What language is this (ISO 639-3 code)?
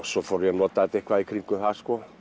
isl